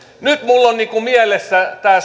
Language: Finnish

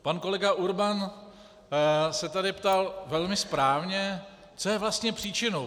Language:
Czech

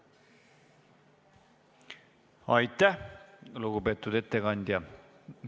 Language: Estonian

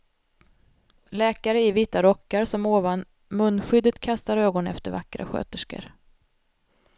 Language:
Swedish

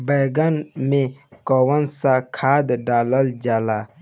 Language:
Bhojpuri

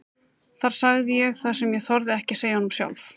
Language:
Icelandic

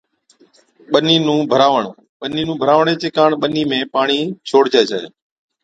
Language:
Od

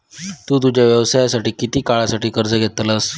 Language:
Marathi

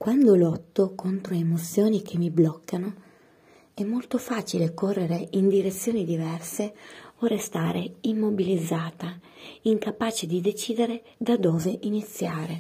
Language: Italian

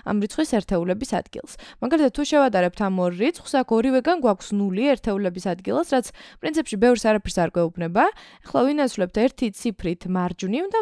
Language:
Arabic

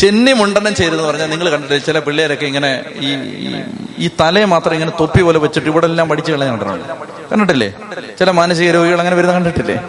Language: Malayalam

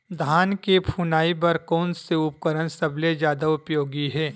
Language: Chhattisgarhi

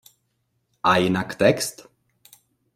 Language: Czech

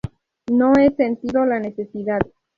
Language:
Spanish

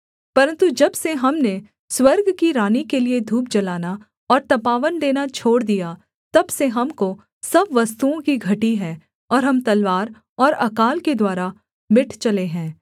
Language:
Hindi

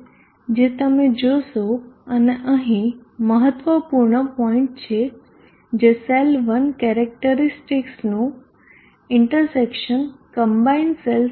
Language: Gujarati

